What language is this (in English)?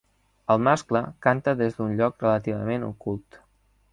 Catalan